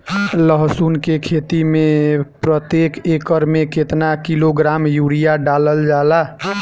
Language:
Bhojpuri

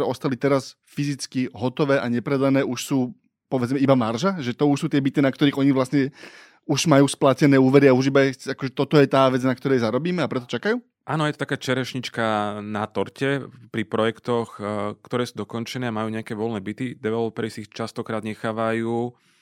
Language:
Slovak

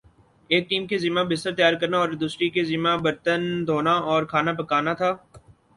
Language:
Urdu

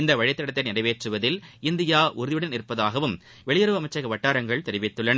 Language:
Tamil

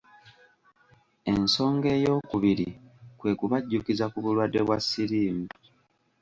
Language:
Ganda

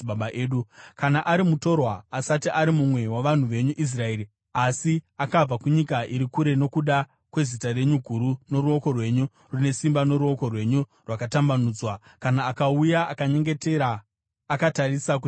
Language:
Shona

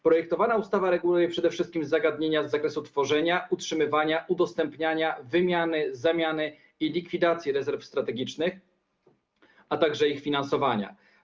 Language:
Polish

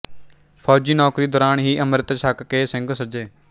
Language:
Punjabi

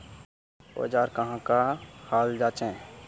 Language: Magahi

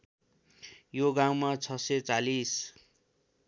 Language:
Nepali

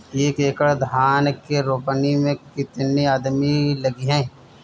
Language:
Bhojpuri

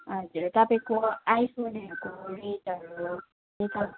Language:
Nepali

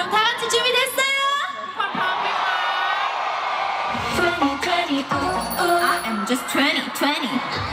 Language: Korean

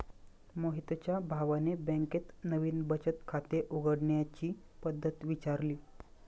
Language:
Marathi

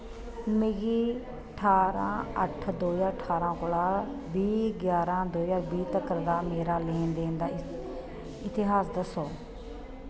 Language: Dogri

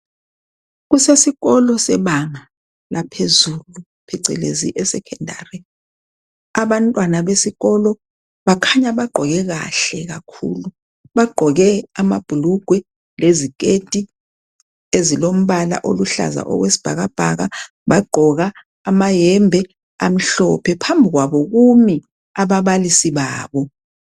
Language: North Ndebele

